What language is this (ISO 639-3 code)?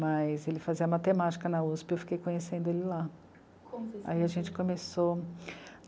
por